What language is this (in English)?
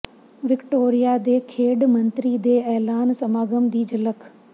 Punjabi